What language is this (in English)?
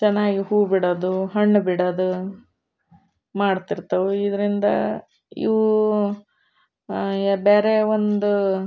Kannada